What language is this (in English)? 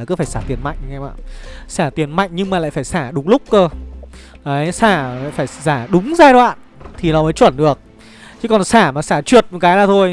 Vietnamese